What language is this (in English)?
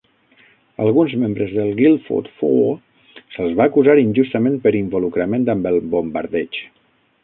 Catalan